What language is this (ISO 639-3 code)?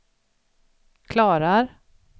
swe